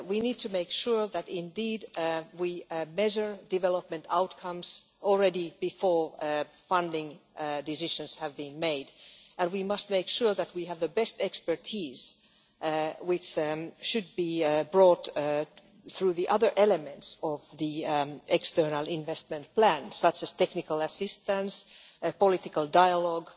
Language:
English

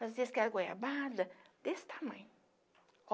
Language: Portuguese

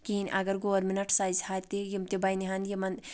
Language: Kashmiri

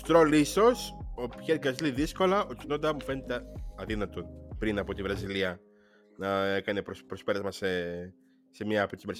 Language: Greek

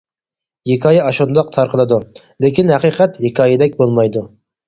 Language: Uyghur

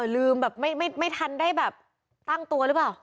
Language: Thai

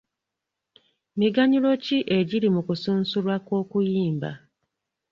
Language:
Ganda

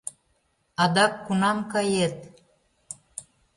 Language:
Mari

